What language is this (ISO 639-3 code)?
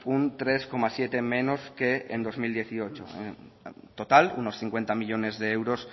spa